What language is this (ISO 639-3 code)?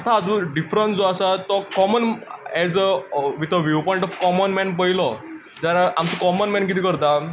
kok